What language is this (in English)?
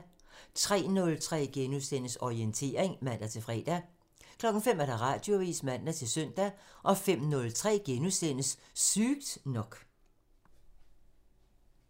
Danish